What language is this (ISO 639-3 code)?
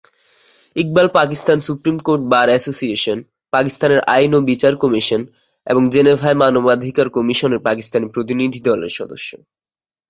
ben